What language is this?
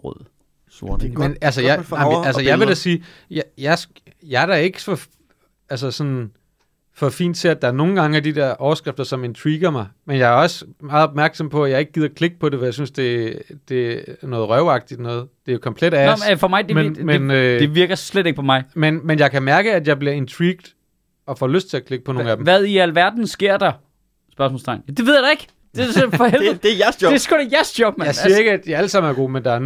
Danish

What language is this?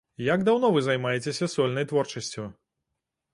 Belarusian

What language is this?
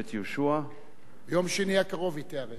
Hebrew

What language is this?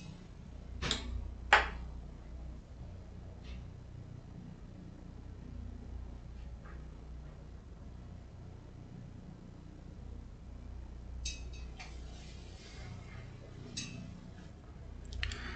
Portuguese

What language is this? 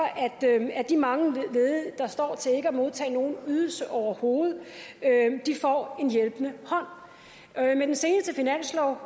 Danish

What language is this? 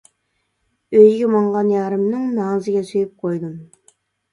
Uyghur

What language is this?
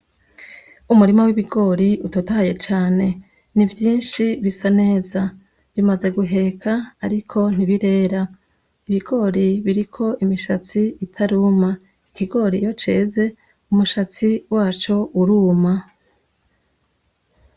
Rundi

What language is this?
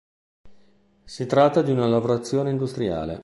Italian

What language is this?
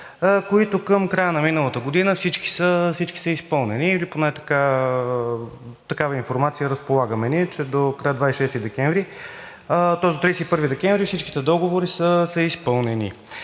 Bulgarian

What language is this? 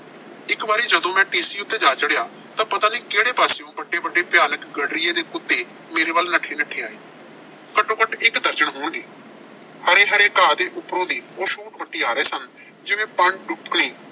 Punjabi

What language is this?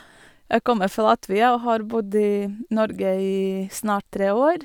Norwegian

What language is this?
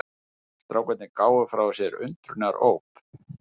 Icelandic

